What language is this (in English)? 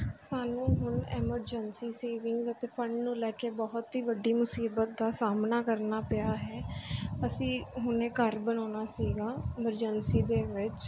Punjabi